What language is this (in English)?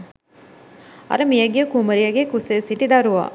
Sinhala